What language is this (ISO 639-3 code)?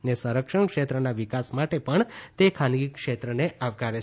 guj